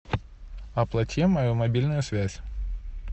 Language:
Russian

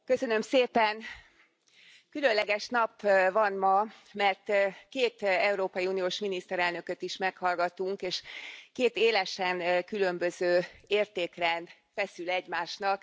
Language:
Hungarian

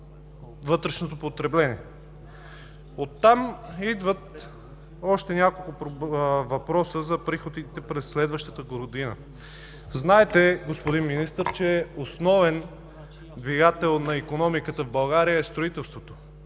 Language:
Bulgarian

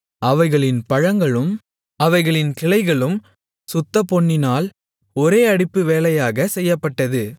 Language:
Tamil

